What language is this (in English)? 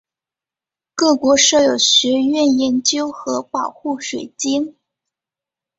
Chinese